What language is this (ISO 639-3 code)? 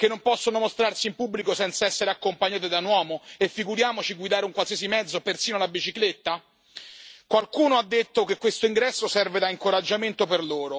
ita